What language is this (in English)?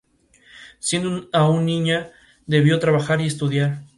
Spanish